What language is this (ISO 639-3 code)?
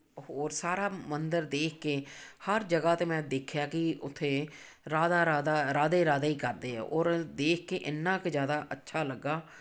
pan